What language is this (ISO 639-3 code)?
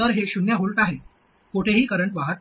mar